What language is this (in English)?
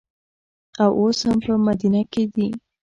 Pashto